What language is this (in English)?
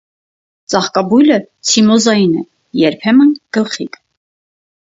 Armenian